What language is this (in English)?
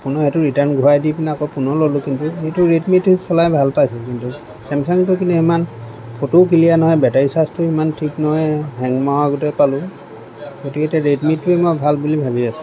Assamese